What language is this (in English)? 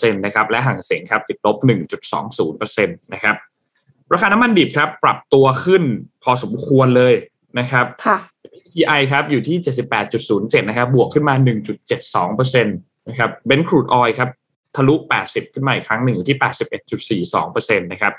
Thai